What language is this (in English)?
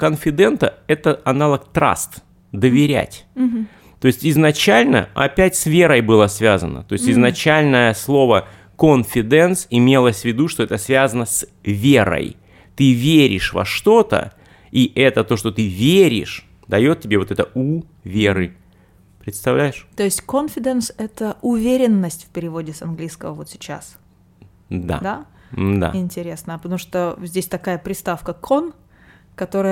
Russian